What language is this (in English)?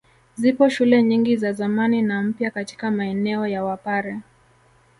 Swahili